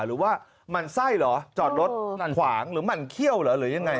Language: Thai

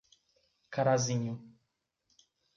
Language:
Portuguese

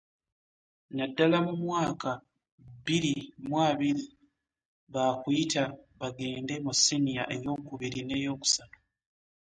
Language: Ganda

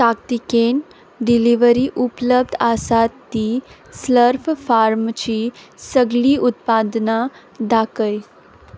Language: Konkani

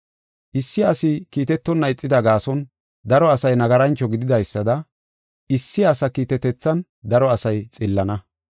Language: Gofa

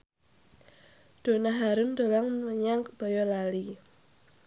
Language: Javanese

